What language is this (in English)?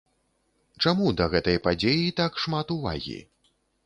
Belarusian